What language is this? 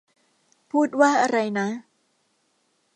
Thai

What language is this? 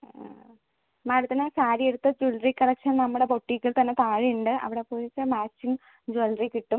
Malayalam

